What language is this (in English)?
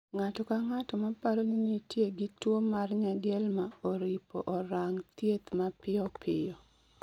Luo (Kenya and Tanzania)